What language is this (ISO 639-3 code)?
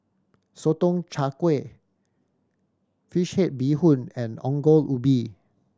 eng